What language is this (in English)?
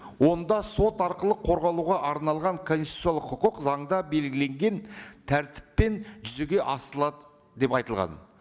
Kazakh